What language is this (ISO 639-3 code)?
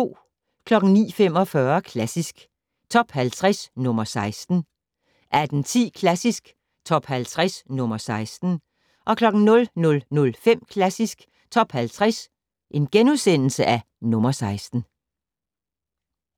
dan